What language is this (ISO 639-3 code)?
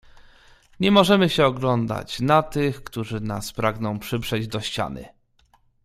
pol